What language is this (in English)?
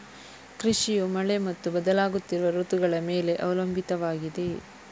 Kannada